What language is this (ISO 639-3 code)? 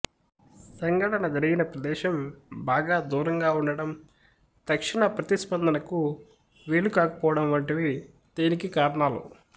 tel